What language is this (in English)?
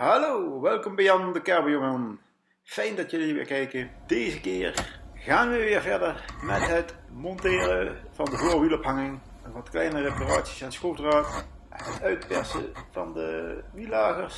Dutch